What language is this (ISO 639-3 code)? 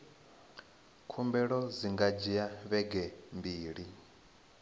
ven